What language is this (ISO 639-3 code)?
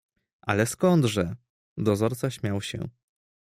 pol